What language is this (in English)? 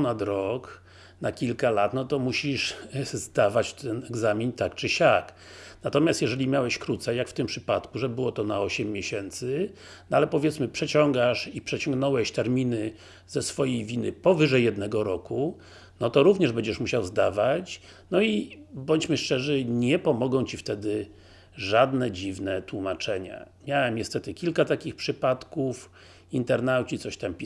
Polish